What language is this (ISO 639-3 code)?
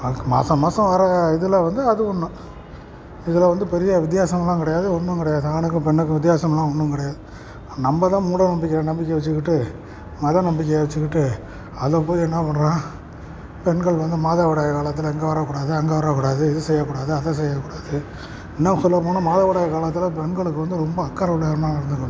tam